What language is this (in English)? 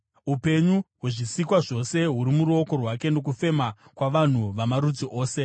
Shona